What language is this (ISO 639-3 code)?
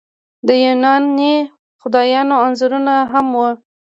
pus